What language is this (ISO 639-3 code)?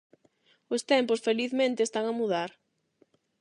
glg